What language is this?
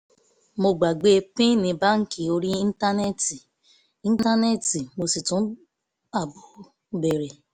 Yoruba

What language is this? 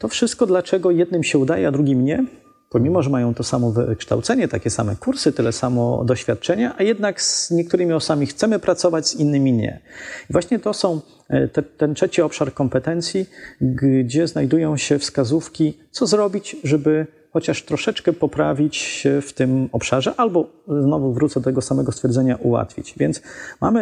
Polish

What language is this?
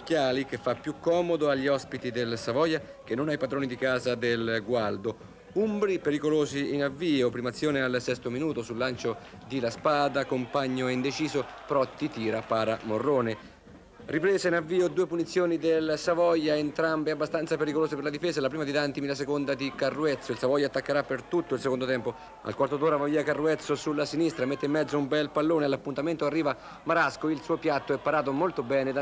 Italian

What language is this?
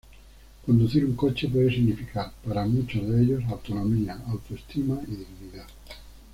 Spanish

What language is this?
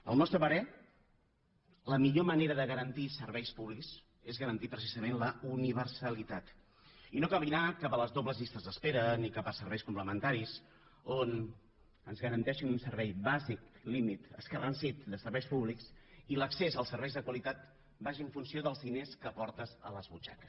Catalan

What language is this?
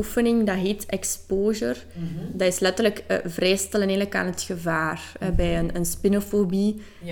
Dutch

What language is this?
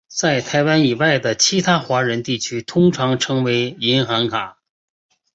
Chinese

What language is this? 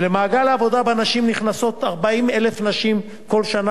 Hebrew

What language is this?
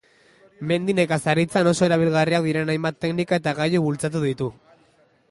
Basque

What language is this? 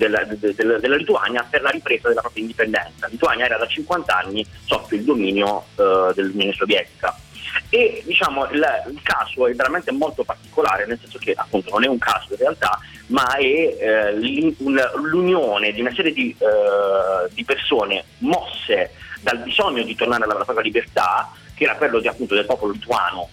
Italian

